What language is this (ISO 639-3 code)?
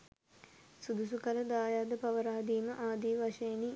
sin